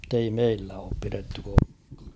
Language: Finnish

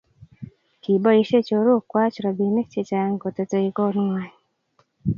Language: Kalenjin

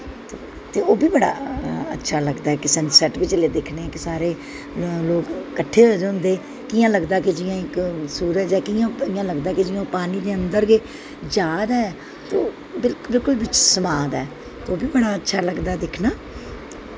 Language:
Dogri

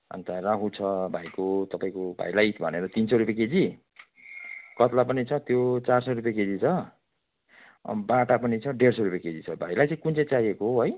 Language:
Nepali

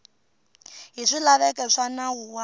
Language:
Tsonga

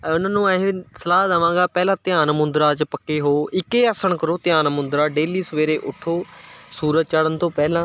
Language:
Punjabi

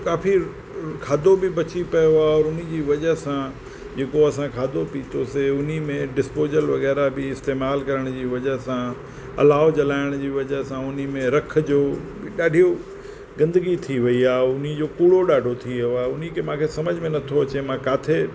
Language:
Sindhi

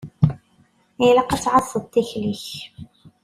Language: Kabyle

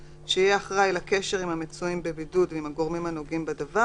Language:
Hebrew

